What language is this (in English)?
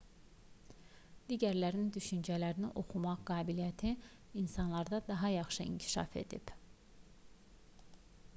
Azerbaijani